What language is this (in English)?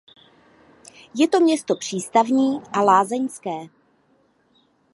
Czech